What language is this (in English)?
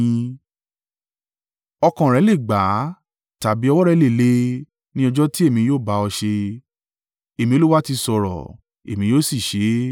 Yoruba